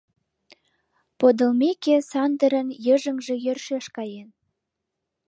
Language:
Mari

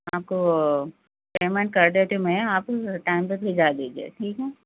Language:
Urdu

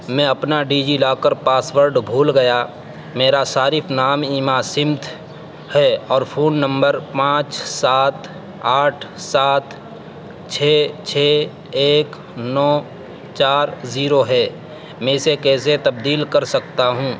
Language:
Urdu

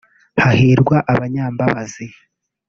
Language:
Kinyarwanda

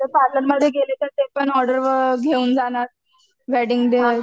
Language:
Marathi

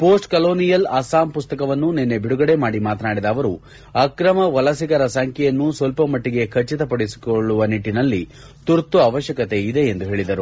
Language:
Kannada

